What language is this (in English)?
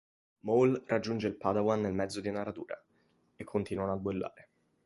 Italian